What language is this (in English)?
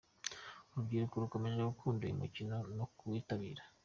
Kinyarwanda